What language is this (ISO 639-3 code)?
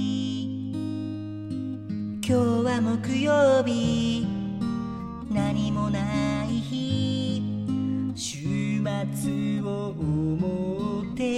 jpn